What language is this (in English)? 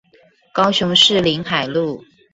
Chinese